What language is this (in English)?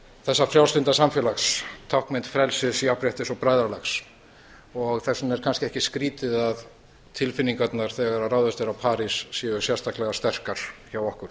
Icelandic